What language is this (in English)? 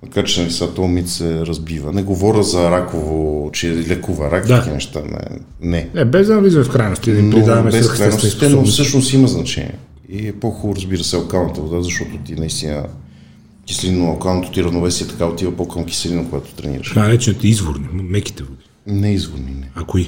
Bulgarian